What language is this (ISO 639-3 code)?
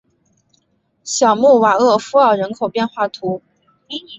zho